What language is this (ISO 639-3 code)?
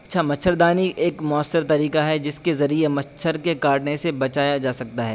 urd